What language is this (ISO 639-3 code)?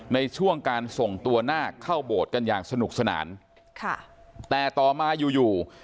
tha